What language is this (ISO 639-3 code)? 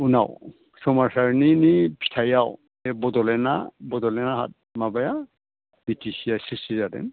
brx